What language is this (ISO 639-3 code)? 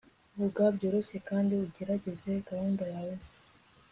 kin